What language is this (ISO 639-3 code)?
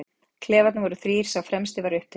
isl